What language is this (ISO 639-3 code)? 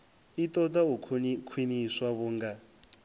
ven